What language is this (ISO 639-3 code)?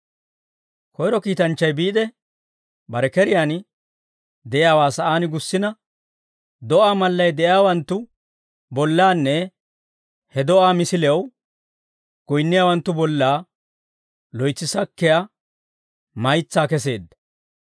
dwr